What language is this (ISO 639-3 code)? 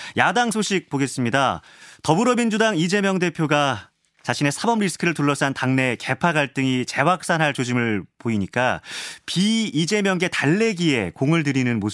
kor